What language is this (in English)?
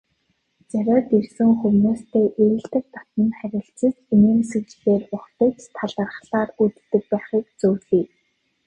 Mongolian